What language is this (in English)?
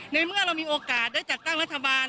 Thai